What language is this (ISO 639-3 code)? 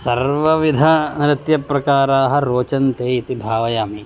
san